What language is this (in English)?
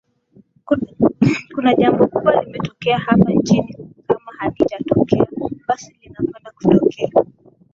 Swahili